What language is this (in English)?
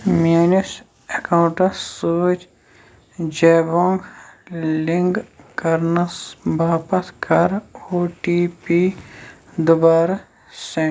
Kashmiri